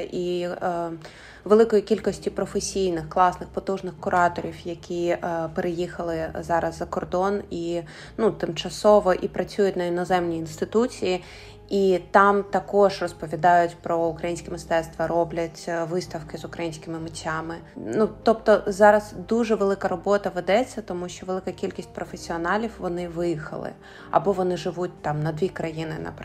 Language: Ukrainian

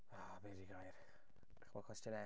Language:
Welsh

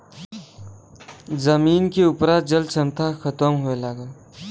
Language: Bhojpuri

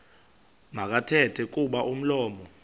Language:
Xhosa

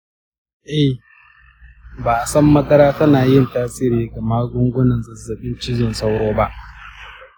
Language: Hausa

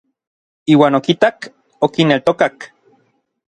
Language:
Orizaba Nahuatl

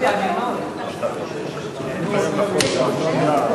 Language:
Hebrew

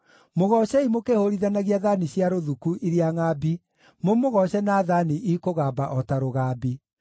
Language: Kikuyu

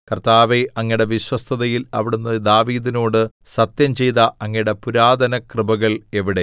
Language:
Malayalam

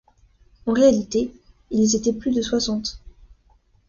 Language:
French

